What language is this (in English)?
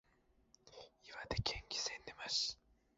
Japanese